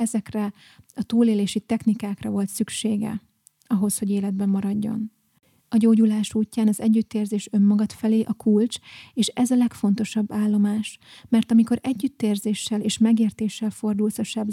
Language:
Hungarian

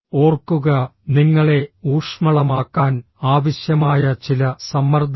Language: Malayalam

